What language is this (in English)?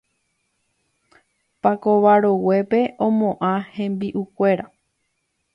Guarani